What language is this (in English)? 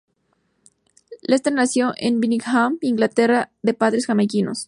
Spanish